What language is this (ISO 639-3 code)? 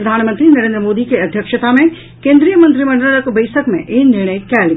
mai